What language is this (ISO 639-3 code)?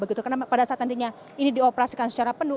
ind